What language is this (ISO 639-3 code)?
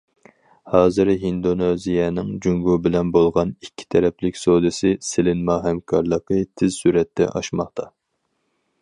uig